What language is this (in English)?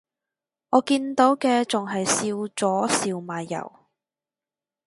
Cantonese